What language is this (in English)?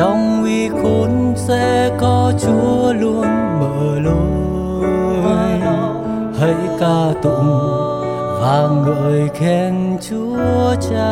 Vietnamese